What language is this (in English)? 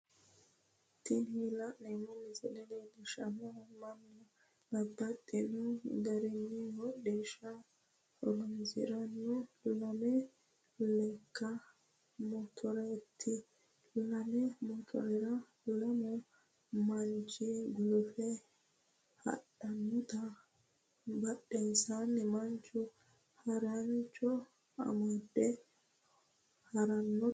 Sidamo